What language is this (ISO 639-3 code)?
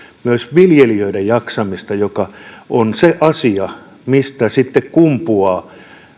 fin